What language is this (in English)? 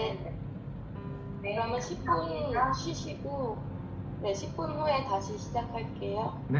Korean